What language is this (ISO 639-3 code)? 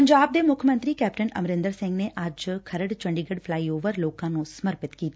pan